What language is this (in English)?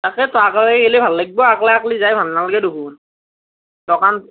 Assamese